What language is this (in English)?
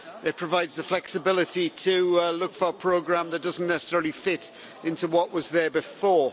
English